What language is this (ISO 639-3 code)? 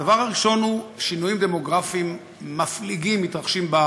heb